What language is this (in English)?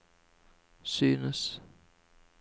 Norwegian